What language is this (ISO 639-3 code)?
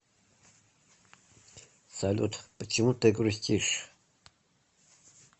rus